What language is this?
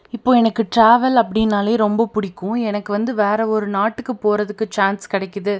Tamil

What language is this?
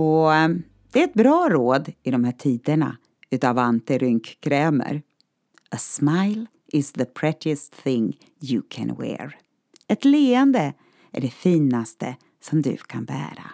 Swedish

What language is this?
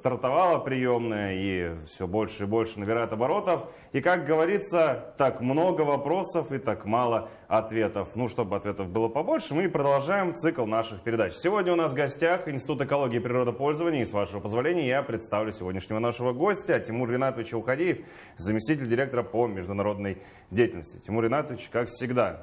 Russian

